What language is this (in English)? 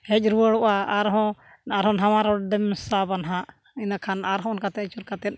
Santali